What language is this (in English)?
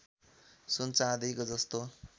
Nepali